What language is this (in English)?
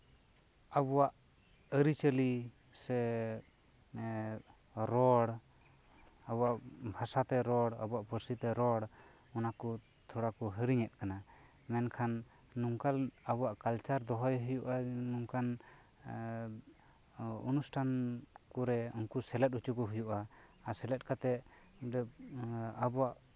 Santali